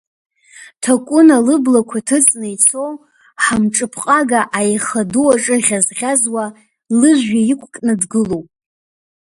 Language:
Abkhazian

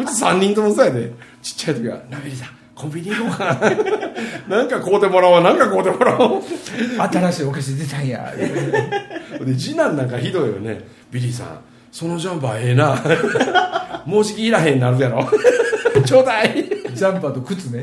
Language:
Japanese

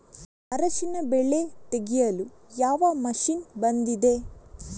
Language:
Kannada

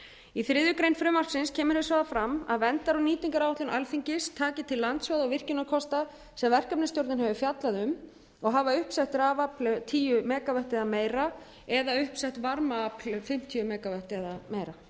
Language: Icelandic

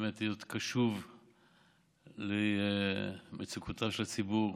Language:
Hebrew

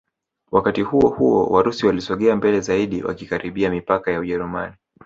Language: Swahili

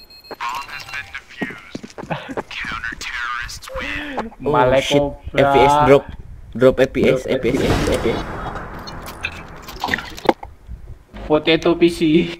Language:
Indonesian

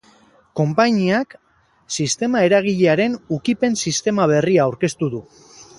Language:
Basque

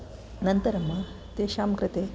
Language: Sanskrit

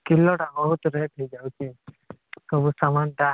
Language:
Odia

